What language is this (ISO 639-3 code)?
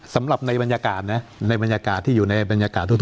tha